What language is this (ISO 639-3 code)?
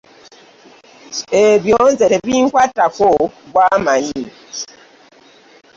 lug